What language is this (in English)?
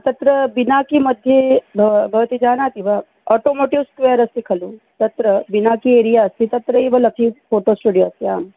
Sanskrit